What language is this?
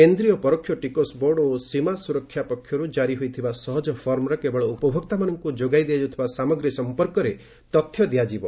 Odia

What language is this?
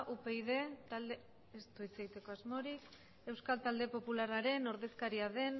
Basque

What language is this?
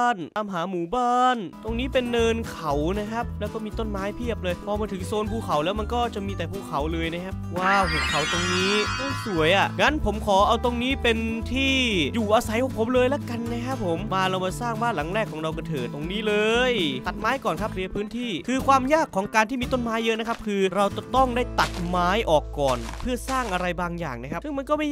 Thai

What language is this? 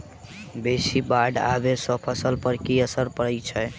Maithili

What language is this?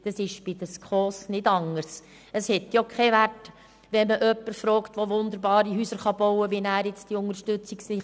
Swiss German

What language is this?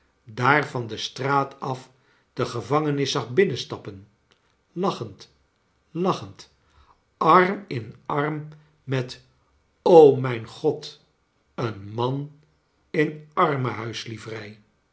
Dutch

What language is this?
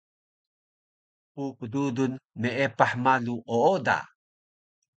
Taroko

